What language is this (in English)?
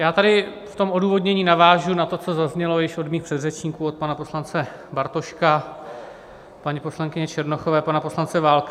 Czech